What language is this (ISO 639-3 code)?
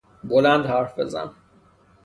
fas